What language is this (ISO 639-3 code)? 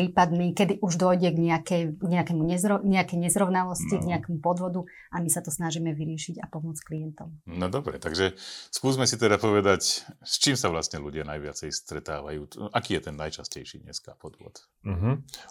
slk